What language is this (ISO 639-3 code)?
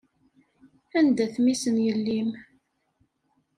kab